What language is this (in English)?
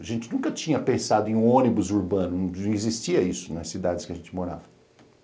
Portuguese